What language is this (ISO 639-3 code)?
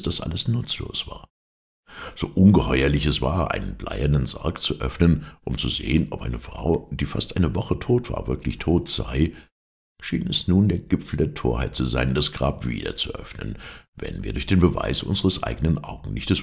deu